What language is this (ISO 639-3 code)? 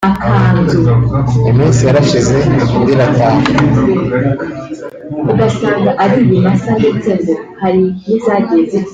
kin